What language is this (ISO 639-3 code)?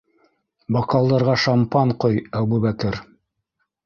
bak